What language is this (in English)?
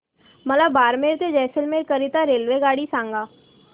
Marathi